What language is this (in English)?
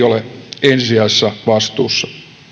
Finnish